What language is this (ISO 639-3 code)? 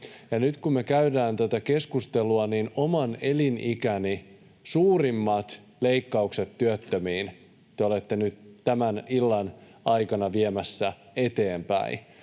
fin